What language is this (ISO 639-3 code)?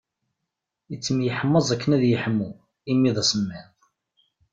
kab